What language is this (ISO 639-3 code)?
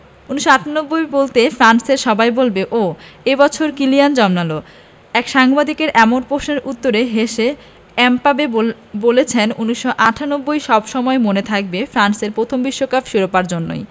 ben